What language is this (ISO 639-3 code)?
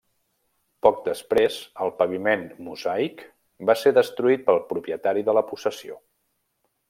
cat